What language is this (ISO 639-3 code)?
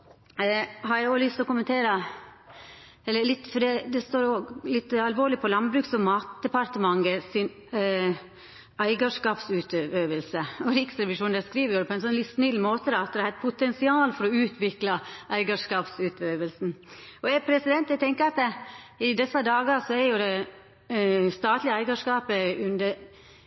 nno